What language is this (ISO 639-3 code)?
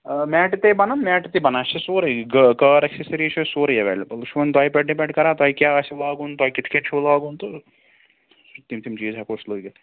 kas